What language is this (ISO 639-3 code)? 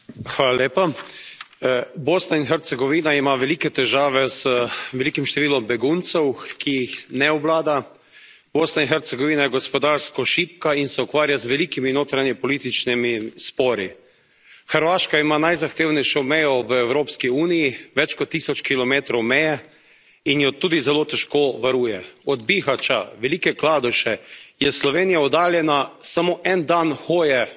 slv